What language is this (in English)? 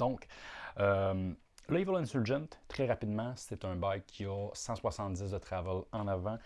French